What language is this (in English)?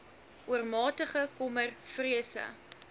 Afrikaans